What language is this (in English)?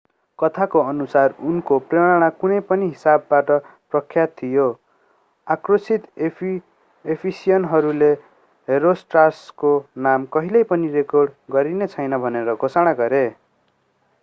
Nepali